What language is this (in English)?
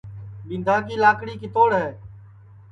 Sansi